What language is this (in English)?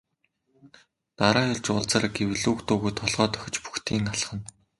Mongolian